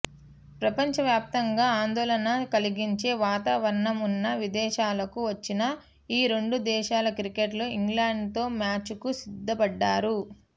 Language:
Telugu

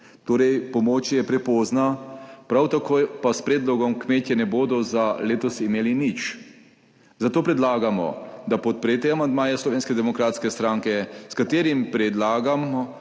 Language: Slovenian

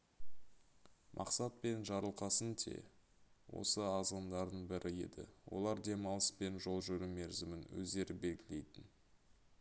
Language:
Kazakh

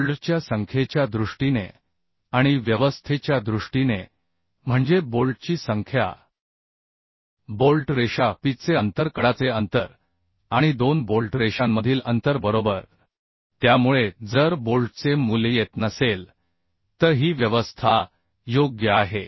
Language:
Marathi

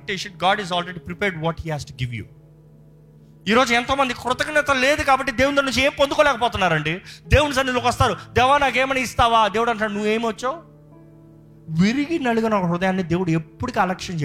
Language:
Telugu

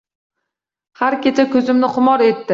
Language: Uzbek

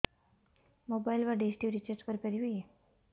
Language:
Odia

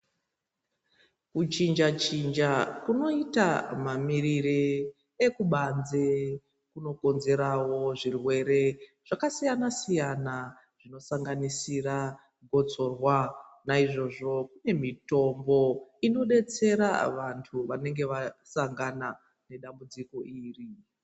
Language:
Ndau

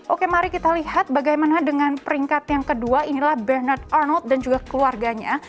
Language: Indonesian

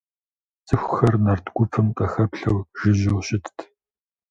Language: Kabardian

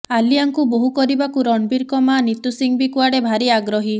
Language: Odia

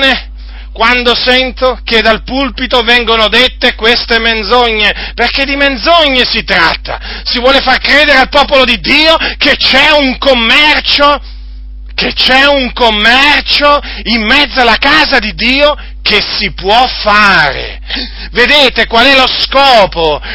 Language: Italian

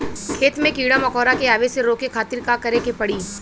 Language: Bhojpuri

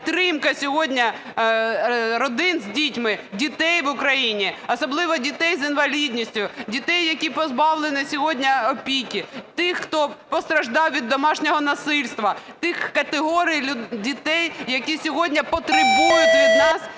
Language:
Ukrainian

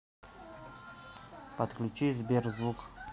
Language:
Russian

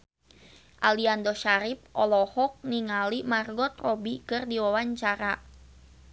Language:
Sundanese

